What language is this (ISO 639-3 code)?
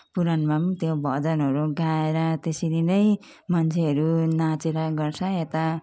nep